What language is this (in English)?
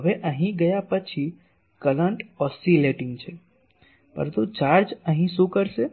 Gujarati